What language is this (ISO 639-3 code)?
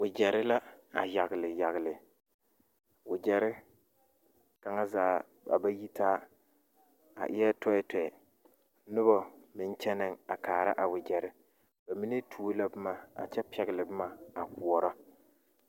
dga